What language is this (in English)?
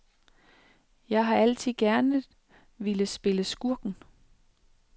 Danish